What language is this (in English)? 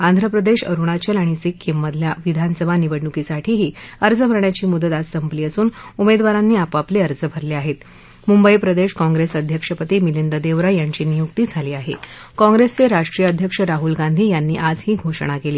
Marathi